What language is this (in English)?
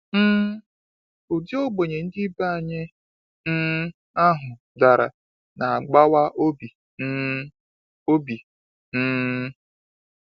Igbo